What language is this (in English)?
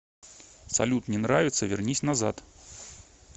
Russian